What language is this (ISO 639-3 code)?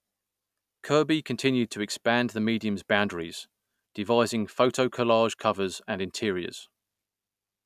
eng